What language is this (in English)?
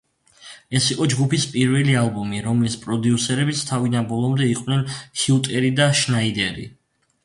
Georgian